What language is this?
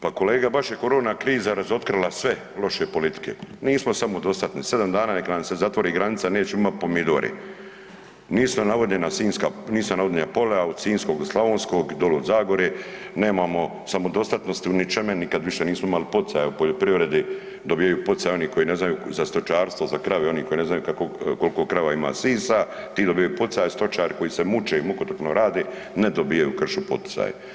Croatian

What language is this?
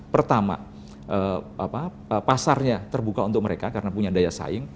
Indonesian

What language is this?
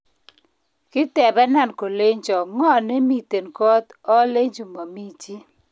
Kalenjin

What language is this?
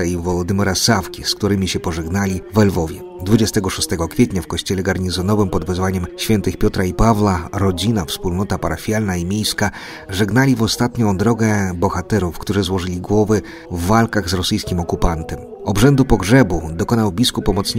Polish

